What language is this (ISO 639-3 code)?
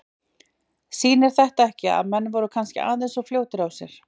isl